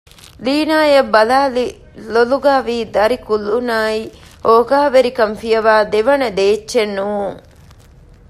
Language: Divehi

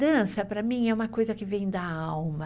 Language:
Portuguese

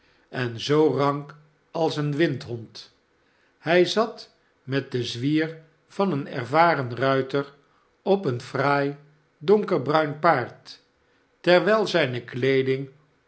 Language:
Dutch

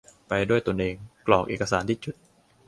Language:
Thai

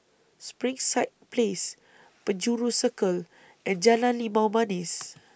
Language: English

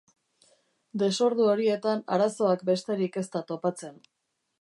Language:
Basque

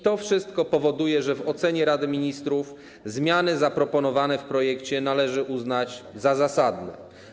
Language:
Polish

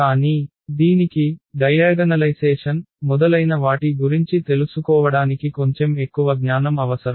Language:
Telugu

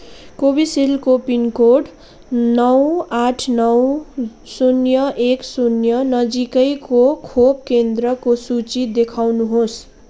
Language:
Nepali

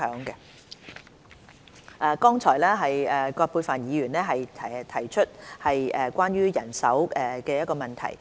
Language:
Cantonese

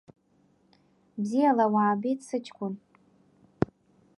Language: Abkhazian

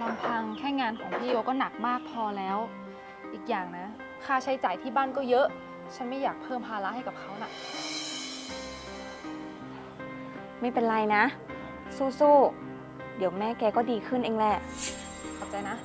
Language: Thai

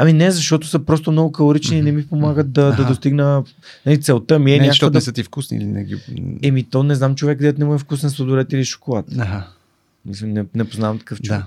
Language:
Bulgarian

